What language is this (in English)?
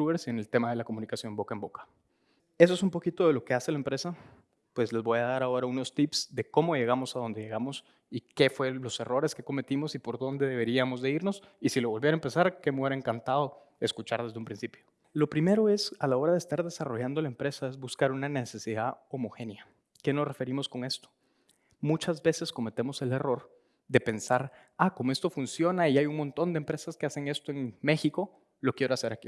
Spanish